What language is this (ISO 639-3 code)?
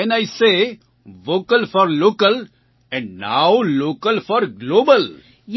guj